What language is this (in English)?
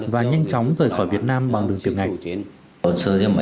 Vietnamese